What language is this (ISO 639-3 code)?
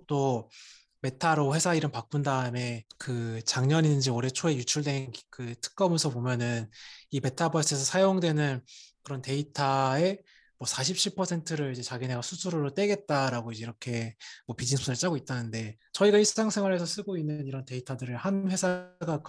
kor